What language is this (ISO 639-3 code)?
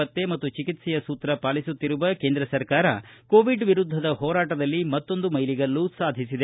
kan